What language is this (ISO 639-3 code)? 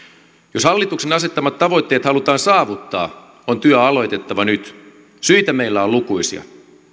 fin